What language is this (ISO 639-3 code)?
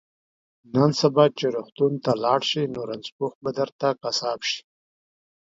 pus